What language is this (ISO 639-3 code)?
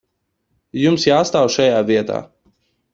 lav